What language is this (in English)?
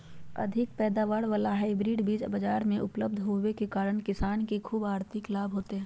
Magahi